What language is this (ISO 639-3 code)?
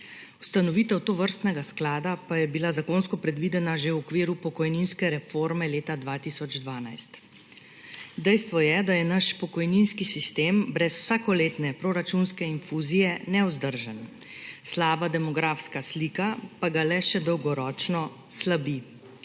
slv